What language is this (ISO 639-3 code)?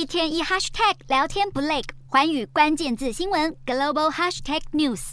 zho